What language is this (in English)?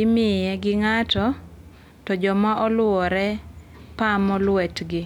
Luo (Kenya and Tanzania)